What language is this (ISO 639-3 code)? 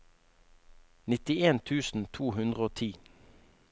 nor